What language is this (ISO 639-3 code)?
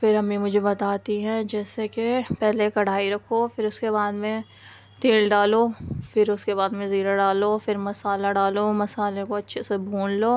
urd